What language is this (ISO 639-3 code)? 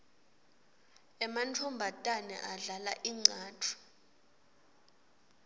ssw